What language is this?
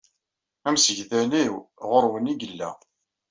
Kabyle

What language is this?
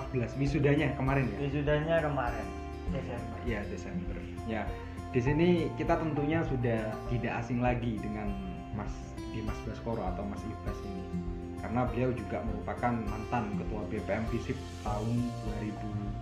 Indonesian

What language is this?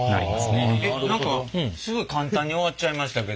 Japanese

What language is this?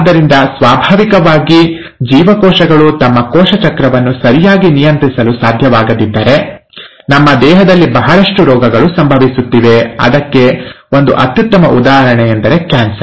Kannada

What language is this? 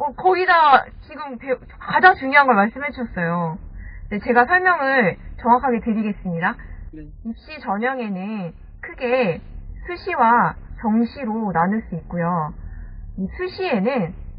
Korean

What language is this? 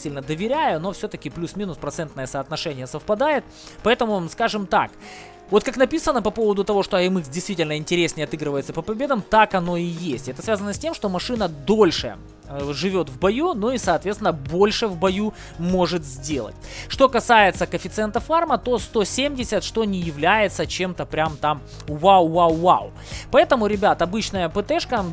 Russian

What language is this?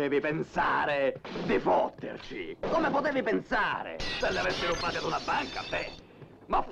Italian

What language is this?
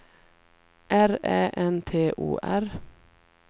Swedish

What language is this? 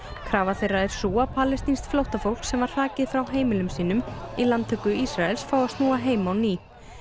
Icelandic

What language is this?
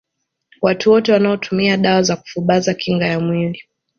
Swahili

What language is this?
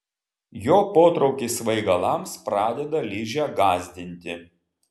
Lithuanian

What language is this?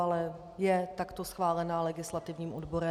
Czech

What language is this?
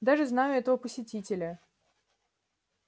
Russian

